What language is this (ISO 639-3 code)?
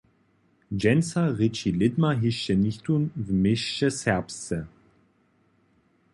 hsb